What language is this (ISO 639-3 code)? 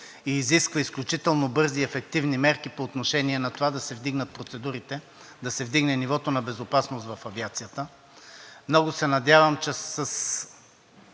bul